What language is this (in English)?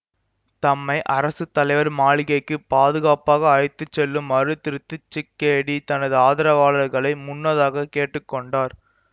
Tamil